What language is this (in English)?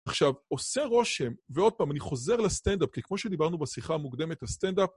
Hebrew